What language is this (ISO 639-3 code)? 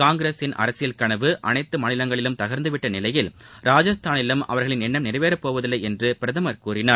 tam